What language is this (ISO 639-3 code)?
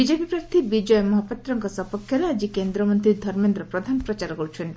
ori